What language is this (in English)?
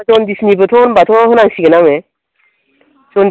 Bodo